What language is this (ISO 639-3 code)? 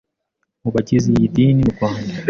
kin